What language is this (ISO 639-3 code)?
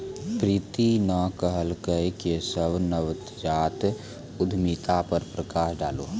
mai